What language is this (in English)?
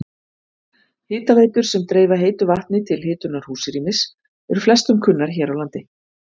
Icelandic